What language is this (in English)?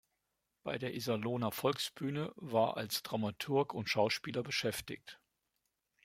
German